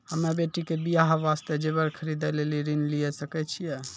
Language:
Maithili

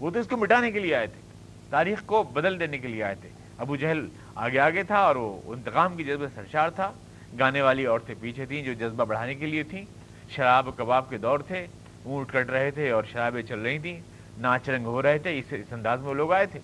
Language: Urdu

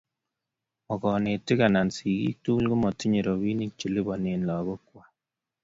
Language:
Kalenjin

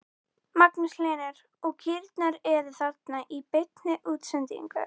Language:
Icelandic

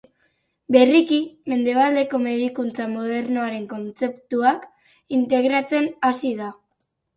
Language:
Basque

